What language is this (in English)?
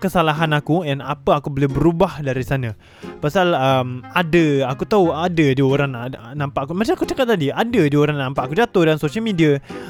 Malay